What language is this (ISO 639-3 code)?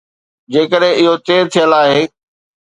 snd